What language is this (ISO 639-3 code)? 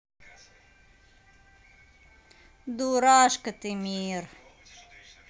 rus